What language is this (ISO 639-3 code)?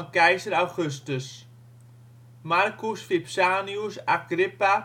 nld